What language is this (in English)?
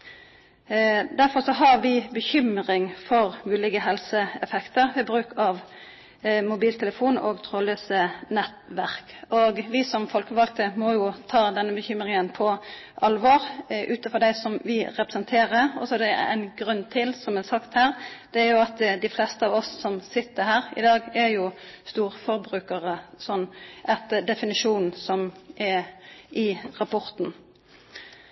Norwegian Nynorsk